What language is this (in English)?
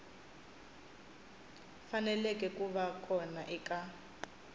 Tsonga